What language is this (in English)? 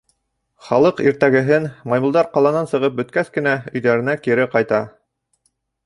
Bashkir